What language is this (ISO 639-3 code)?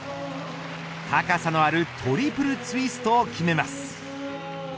jpn